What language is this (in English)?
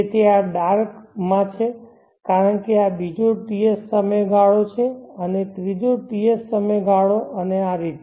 Gujarati